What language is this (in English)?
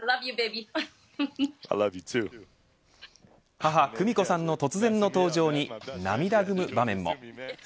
Japanese